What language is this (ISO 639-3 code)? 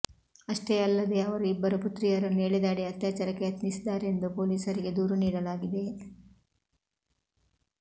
kan